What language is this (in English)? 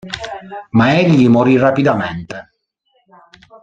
Italian